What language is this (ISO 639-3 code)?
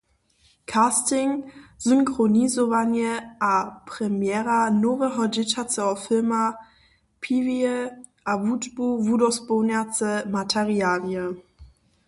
hsb